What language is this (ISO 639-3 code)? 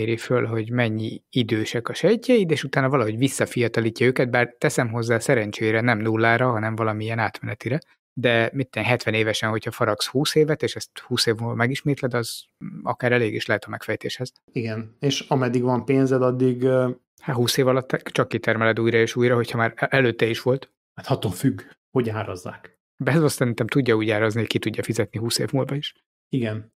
hun